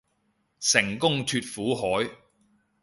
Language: Cantonese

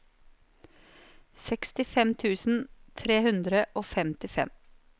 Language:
Norwegian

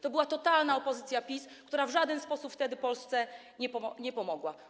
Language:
Polish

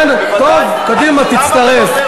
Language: Hebrew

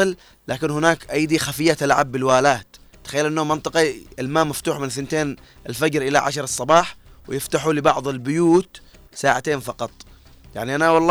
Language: Arabic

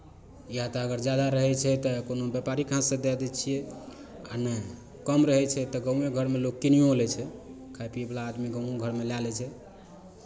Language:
Maithili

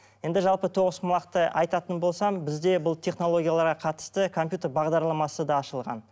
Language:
Kazakh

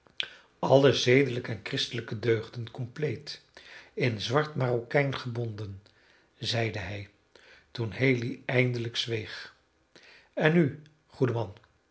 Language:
Dutch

